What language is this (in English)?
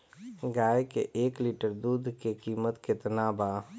Bhojpuri